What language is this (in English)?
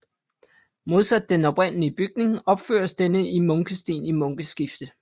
Danish